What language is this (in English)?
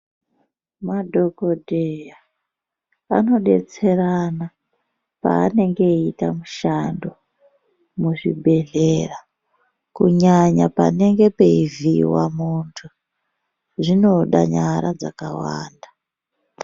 Ndau